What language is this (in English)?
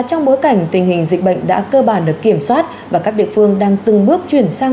Vietnamese